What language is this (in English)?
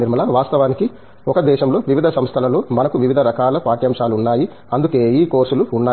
Telugu